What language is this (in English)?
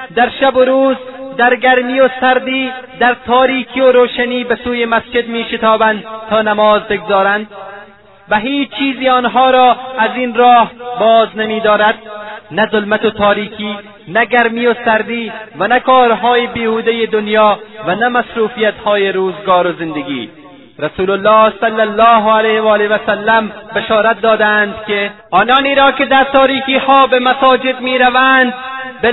Persian